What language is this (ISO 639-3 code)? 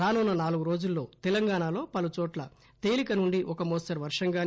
tel